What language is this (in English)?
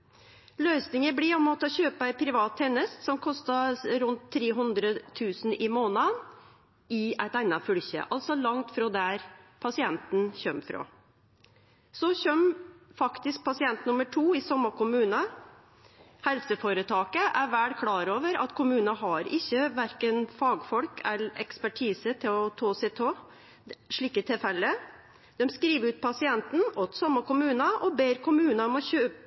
Norwegian Nynorsk